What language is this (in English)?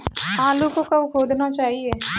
Hindi